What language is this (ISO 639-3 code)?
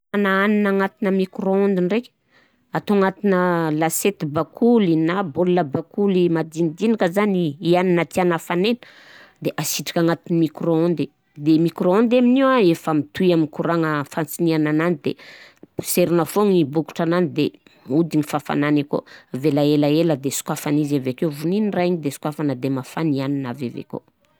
bzc